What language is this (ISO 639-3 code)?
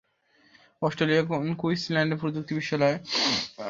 ben